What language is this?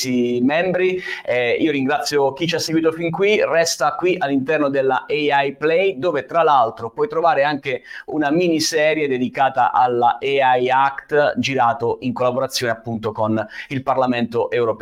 Italian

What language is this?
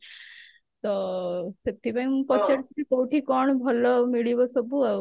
Odia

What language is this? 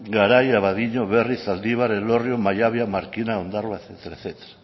Basque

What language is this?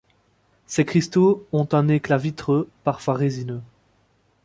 French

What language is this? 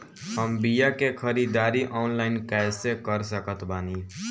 Bhojpuri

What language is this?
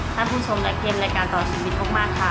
Thai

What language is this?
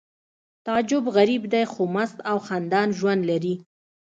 Pashto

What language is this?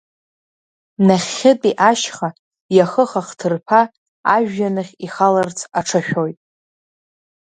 Abkhazian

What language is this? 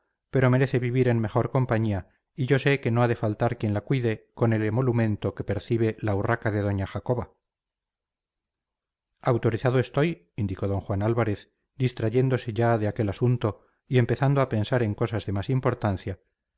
Spanish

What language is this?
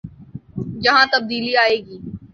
Urdu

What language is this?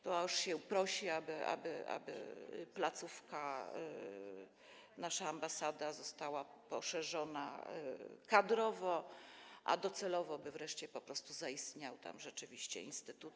Polish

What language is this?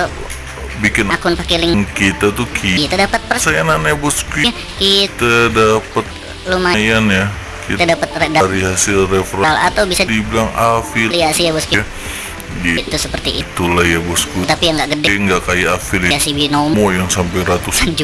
Indonesian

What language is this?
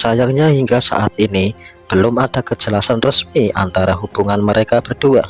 Indonesian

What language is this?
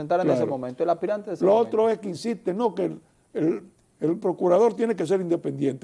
Spanish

